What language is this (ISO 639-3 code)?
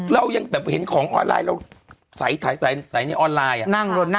tha